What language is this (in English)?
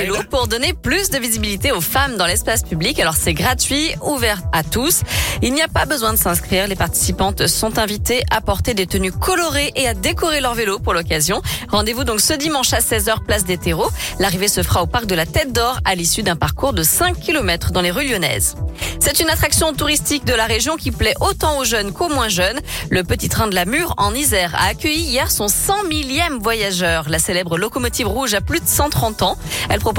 French